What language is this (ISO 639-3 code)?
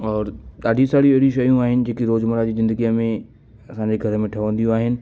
snd